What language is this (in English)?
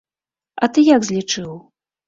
Belarusian